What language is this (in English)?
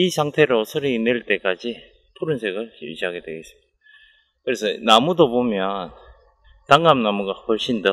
Korean